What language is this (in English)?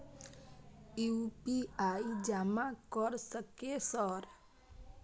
Maithili